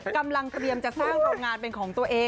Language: Thai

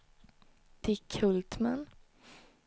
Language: Swedish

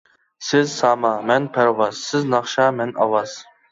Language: Uyghur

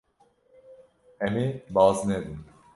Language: Kurdish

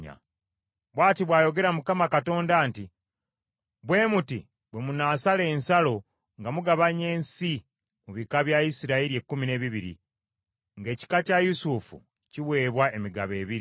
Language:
Ganda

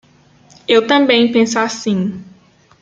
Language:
Portuguese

